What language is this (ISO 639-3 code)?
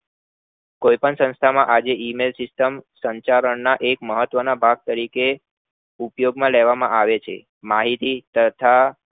guj